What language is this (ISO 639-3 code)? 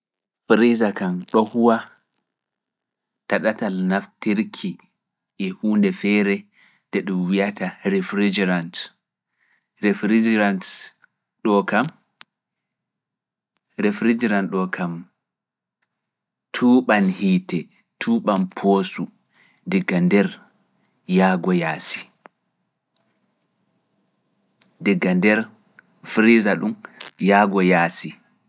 ful